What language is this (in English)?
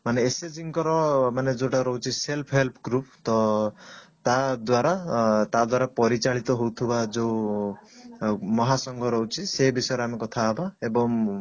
Odia